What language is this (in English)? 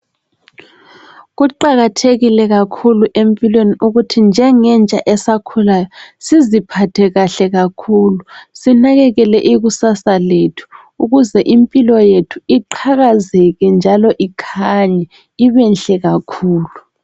North Ndebele